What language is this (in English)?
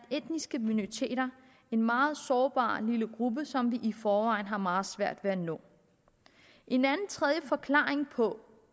Danish